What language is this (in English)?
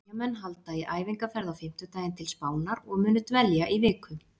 Icelandic